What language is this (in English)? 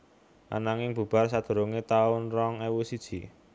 Javanese